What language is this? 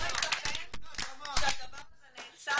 Hebrew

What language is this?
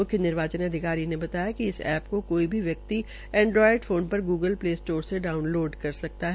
Hindi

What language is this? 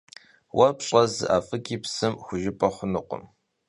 Kabardian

